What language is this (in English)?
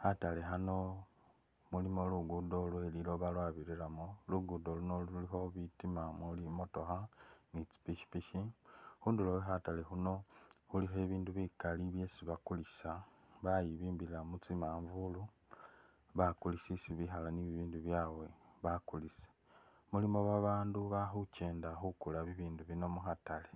Masaaba